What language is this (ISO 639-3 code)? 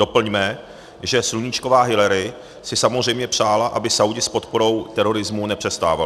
ces